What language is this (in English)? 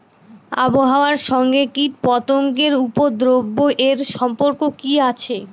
Bangla